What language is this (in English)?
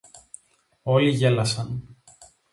Greek